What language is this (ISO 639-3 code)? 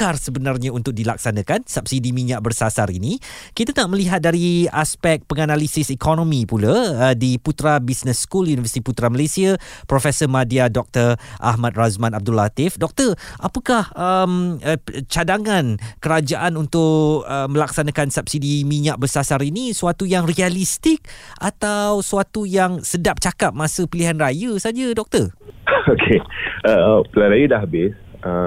msa